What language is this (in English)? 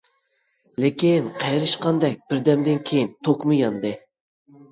Uyghur